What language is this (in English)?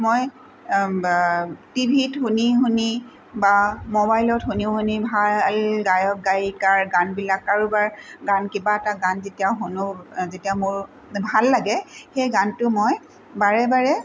Assamese